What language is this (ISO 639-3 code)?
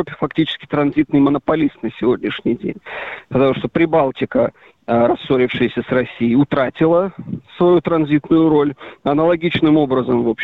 rus